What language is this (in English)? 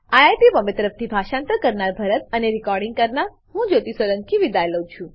Gujarati